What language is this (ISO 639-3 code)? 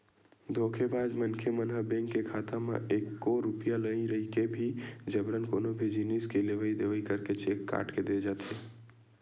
hne